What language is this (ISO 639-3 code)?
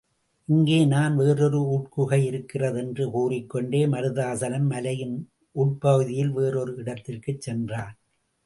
tam